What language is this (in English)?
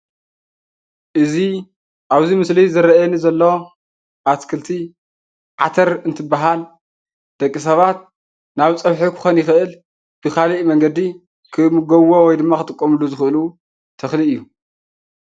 Tigrinya